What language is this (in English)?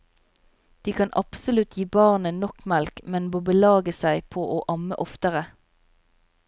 Norwegian